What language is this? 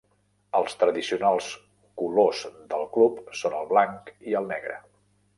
Catalan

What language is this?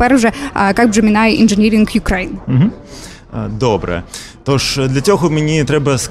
Ukrainian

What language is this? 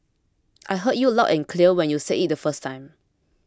English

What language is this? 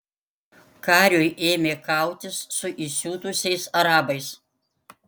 Lithuanian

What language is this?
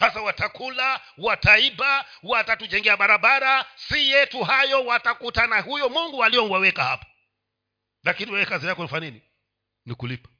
Swahili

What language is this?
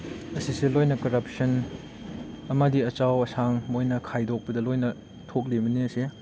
Manipuri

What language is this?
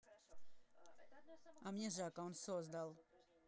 Russian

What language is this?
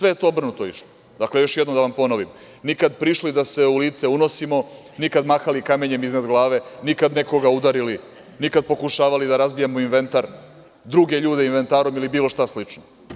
Serbian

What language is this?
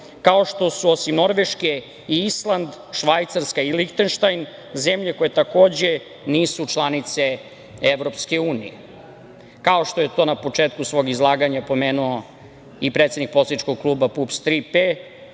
Serbian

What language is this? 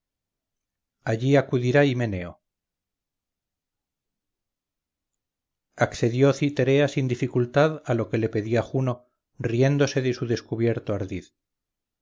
Spanish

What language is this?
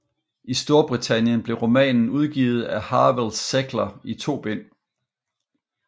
Danish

